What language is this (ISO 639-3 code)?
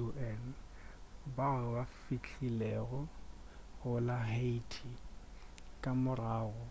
nso